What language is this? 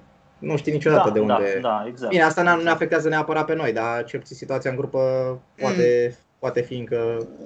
Romanian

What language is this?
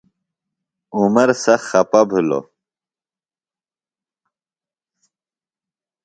Phalura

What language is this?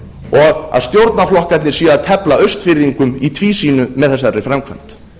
Icelandic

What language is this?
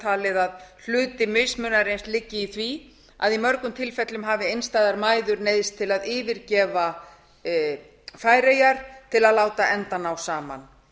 Icelandic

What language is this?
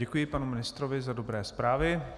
Czech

